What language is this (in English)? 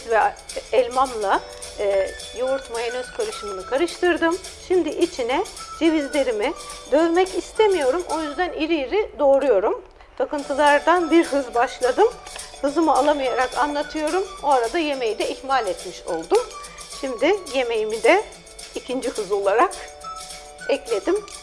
Turkish